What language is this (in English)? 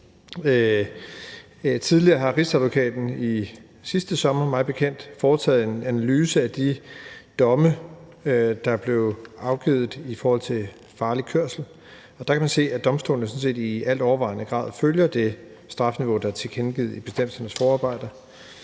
Danish